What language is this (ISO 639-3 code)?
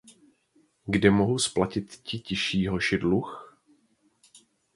ces